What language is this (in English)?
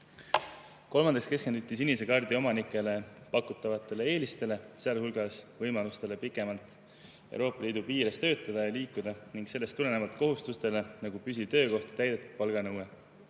Estonian